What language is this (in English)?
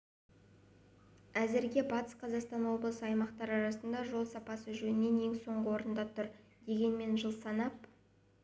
Kazakh